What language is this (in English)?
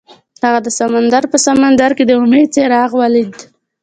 Pashto